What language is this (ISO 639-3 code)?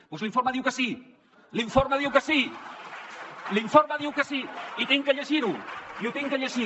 cat